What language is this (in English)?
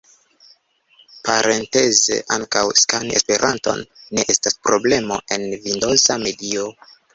Esperanto